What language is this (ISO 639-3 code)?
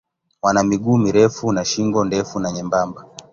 swa